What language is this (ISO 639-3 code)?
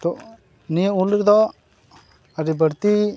sat